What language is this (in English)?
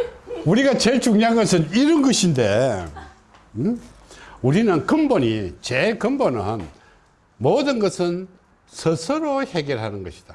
Korean